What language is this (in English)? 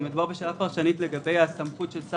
Hebrew